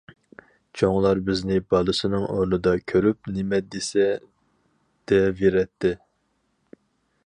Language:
Uyghur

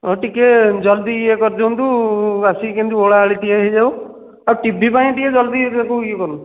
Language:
Odia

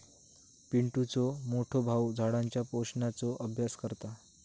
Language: Marathi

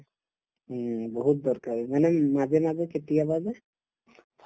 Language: Assamese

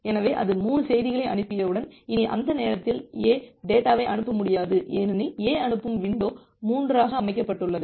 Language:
Tamil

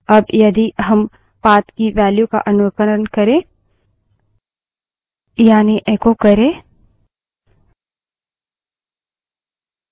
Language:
Hindi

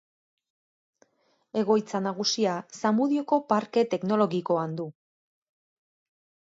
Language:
Basque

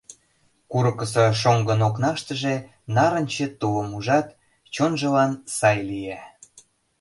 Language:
Mari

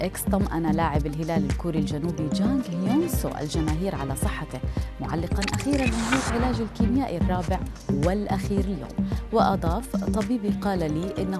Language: Arabic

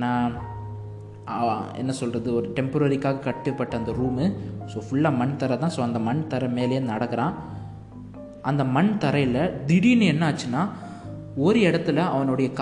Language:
Tamil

